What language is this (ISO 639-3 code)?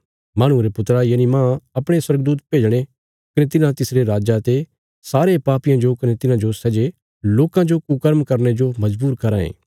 kfs